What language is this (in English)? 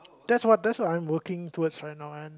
English